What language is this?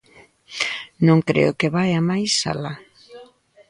Galician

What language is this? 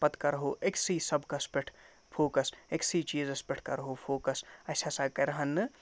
Kashmiri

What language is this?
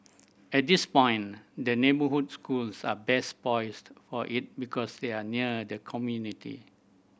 English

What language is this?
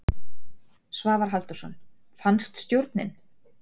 Icelandic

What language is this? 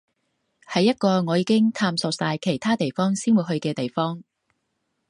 Cantonese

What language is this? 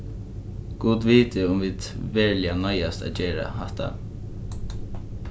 Faroese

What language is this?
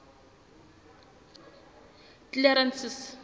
Southern Sotho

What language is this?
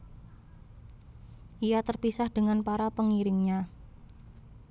Javanese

